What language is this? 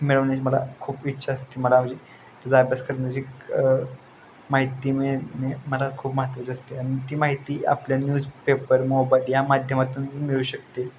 Marathi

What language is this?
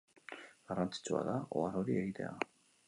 Basque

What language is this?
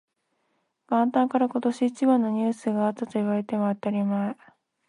Japanese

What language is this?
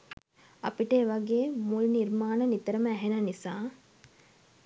Sinhala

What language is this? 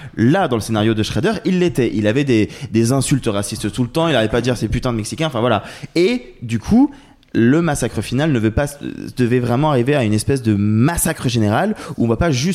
French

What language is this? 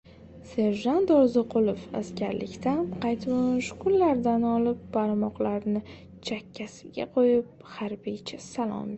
Uzbek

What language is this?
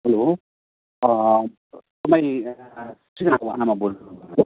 Nepali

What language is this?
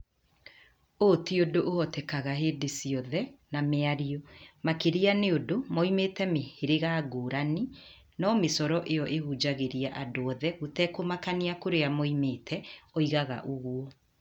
Kikuyu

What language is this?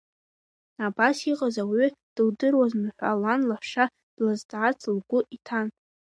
Abkhazian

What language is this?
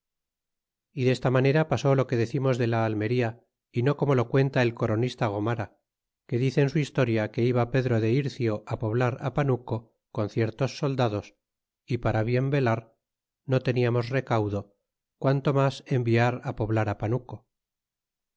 Spanish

